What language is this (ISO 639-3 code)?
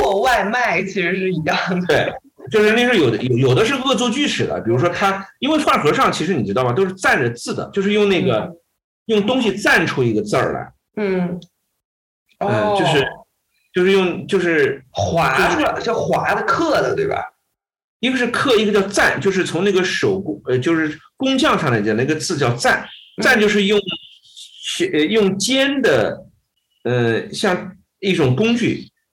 zho